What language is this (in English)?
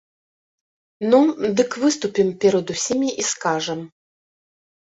Belarusian